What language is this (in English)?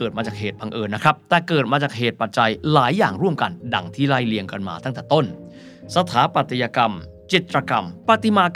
Thai